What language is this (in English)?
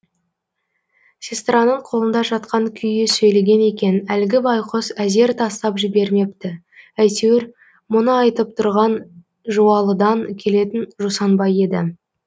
Kazakh